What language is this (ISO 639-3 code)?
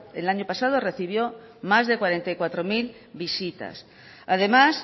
spa